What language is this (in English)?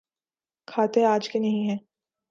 Urdu